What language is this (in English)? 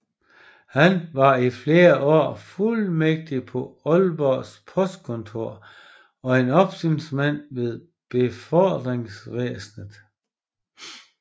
Danish